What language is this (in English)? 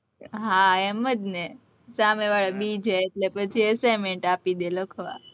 Gujarati